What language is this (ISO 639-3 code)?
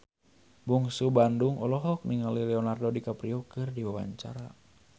sun